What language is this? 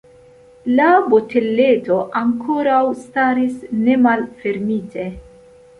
Esperanto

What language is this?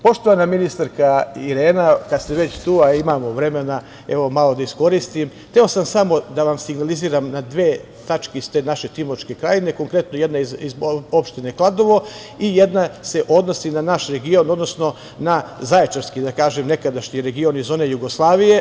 Serbian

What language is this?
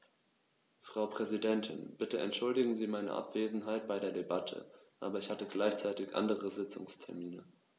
German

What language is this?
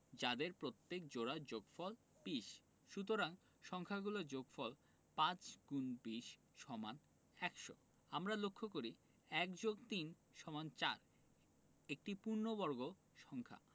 Bangla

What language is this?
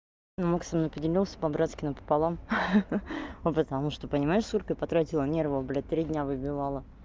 Russian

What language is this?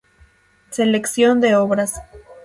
Spanish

